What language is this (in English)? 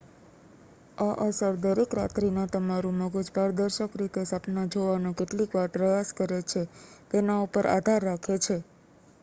Gujarati